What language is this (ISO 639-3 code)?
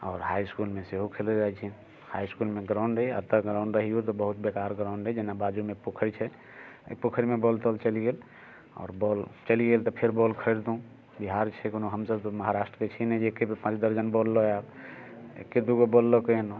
mai